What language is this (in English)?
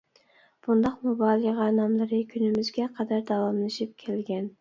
Uyghur